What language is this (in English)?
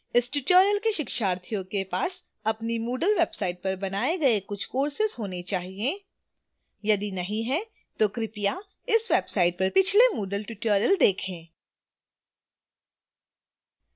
Hindi